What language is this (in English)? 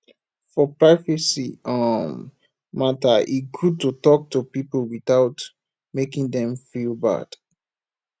Nigerian Pidgin